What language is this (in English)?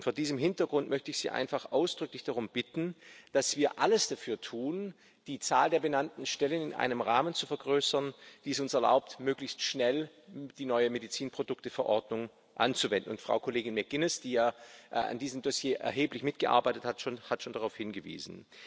German